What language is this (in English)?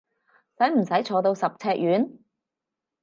Cantonese